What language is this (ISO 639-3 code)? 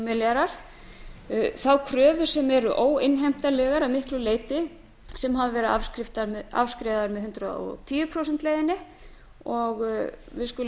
isl